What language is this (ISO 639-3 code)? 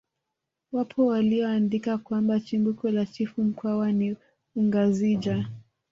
swa